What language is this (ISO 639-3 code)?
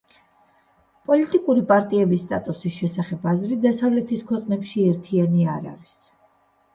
kat